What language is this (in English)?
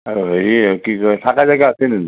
Assamese